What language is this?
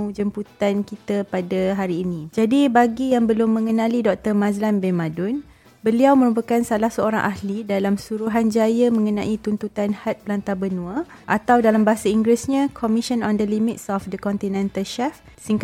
Malay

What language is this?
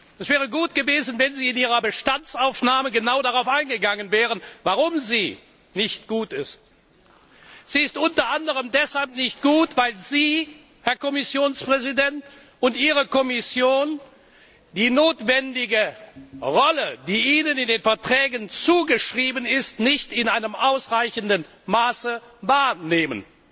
German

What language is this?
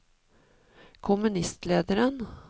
Norwegian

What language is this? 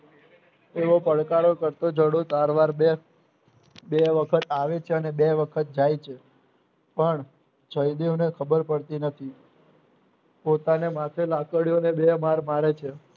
Gujarati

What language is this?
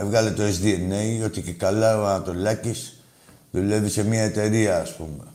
Greek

